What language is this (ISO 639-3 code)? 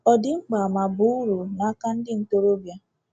ibo